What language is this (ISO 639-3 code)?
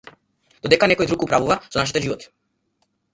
mkd